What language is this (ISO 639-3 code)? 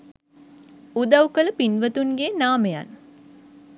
sin